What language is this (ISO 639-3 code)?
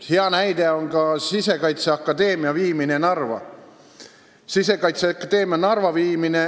est